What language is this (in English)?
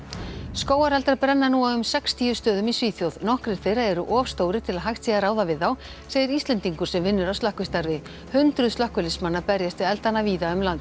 Icelandic